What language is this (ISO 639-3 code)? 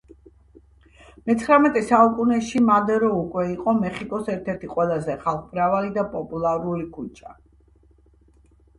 kat